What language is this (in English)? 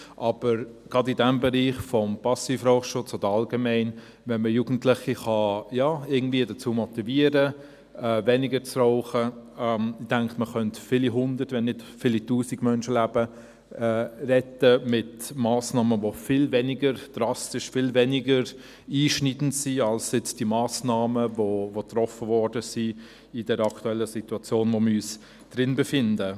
Swiss German